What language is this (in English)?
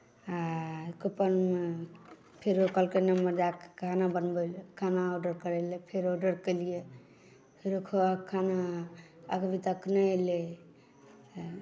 Maithili